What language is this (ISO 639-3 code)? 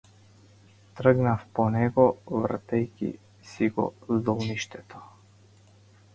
mkd